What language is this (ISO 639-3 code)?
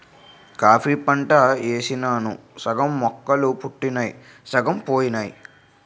tel